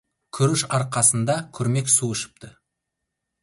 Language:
Kazakh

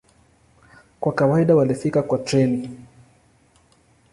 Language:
Swahili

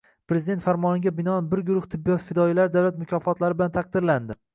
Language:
Uzbek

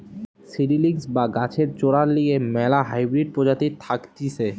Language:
Bangla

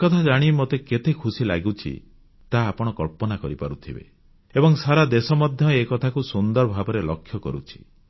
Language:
Odia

